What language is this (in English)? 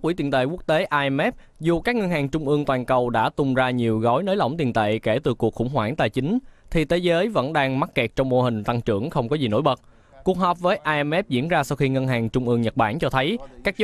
Vietnamese